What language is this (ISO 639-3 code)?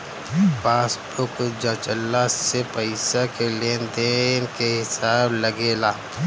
bho